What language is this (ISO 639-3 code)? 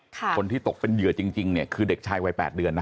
tha